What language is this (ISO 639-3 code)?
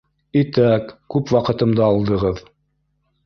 bak